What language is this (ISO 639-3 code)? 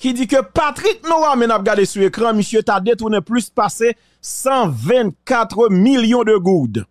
fra